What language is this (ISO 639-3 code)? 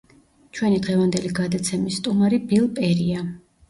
kat